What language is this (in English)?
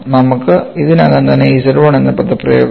Malayalam